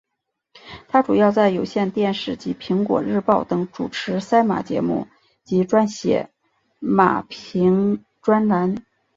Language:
Chinese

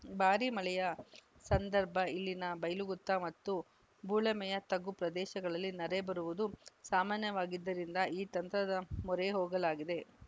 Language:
Kannada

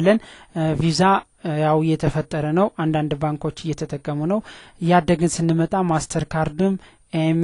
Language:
Arabic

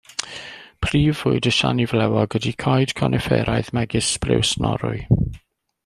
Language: Welsh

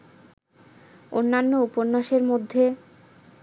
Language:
Bangla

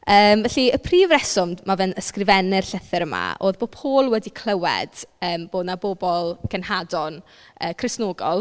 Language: Welsh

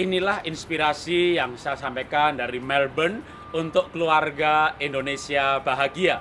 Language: Indonesian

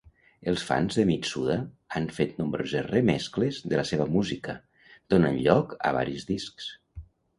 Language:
Catalan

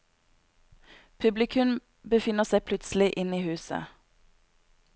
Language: Norwegian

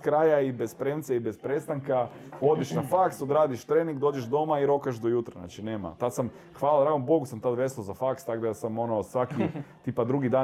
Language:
Croatian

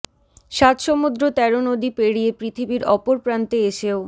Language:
Bangla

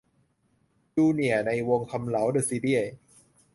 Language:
Thai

